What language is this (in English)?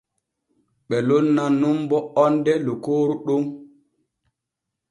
Borgu Fulfulde